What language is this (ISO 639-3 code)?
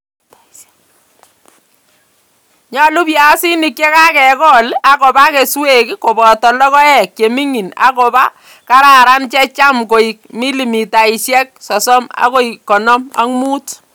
kln